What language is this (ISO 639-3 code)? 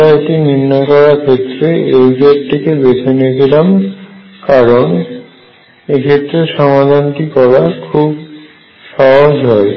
ben